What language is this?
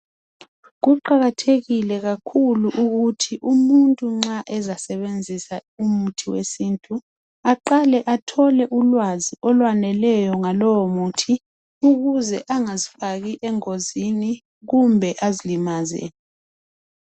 North Ndebele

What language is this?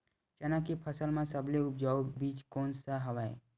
Chhattisgarhi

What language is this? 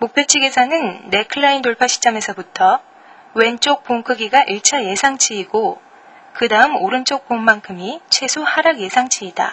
Korean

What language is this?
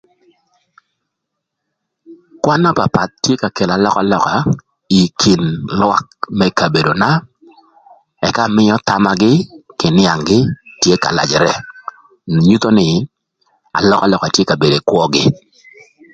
Thur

